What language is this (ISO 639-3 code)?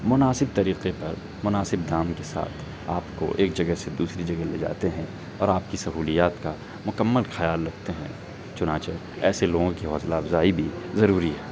urd